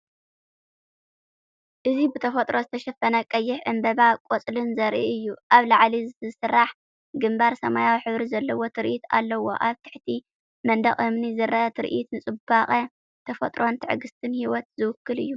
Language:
Tigrinya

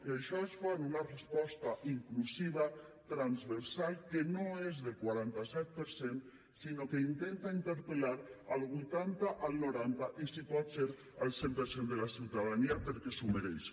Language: Catalan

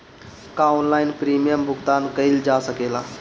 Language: Bhojpuri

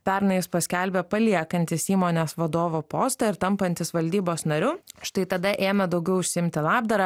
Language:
Lithuanian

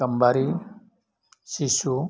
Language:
Bodo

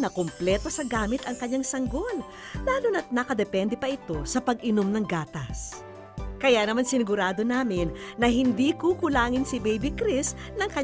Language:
Filipino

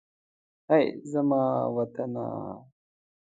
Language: Pashto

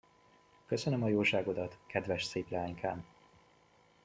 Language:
Hungarian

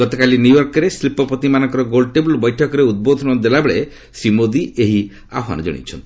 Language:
Odia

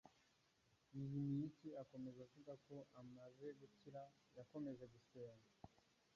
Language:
Kinyarwanda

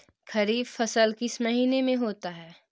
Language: Magahi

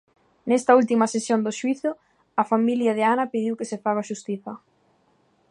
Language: Galician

